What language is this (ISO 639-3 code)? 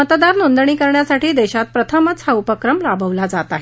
mar